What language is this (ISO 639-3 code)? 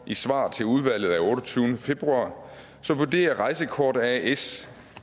dan